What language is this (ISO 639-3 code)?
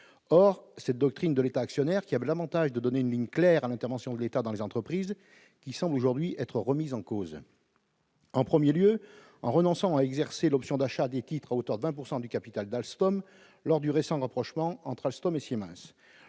fra